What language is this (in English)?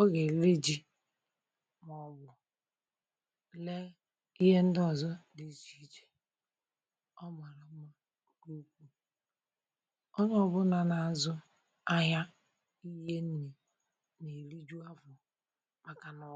Igbo